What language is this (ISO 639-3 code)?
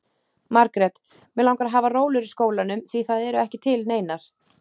isl